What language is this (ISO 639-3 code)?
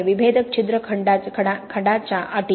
mar